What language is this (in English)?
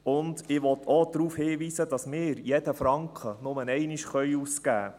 Swiss German